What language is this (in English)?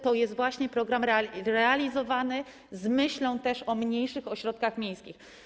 Polish